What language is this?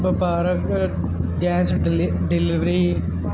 Punjabi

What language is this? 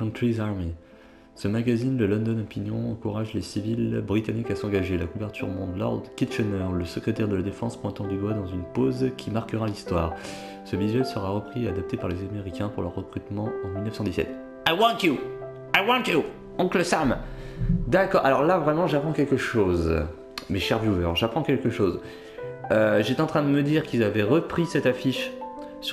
French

